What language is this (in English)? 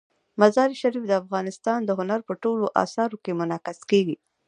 Pashto